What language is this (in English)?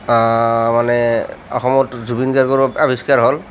Assamese